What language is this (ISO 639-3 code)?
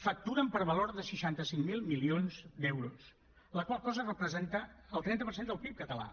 cat